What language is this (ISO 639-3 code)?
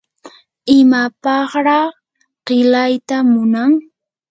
qur